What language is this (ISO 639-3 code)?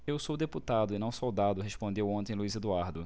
por